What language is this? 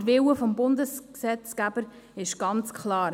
Swiss German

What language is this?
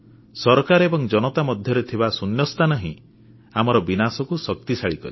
Odia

